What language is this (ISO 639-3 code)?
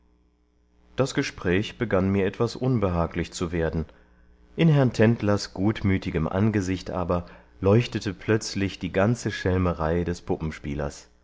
deu